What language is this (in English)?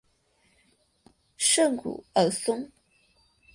Chinese